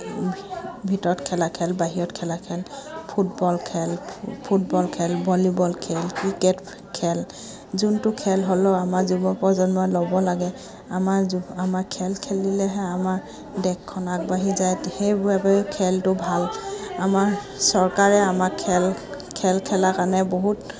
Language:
Assamese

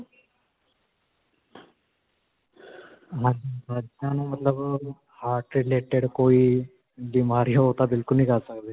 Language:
Punjabi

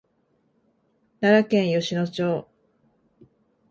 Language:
Japanese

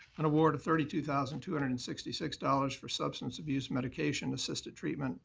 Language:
English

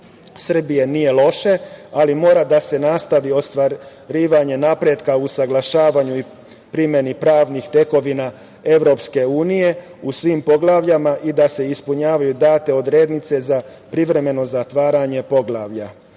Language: Serbian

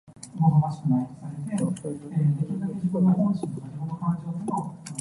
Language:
Cantonese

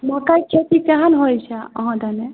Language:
Maithili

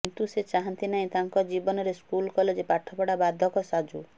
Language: Odia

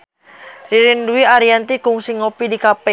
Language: Sundanese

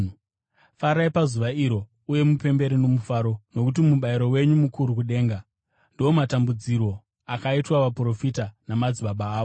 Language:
Shona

